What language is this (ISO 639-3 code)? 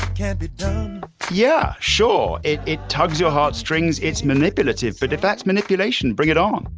eng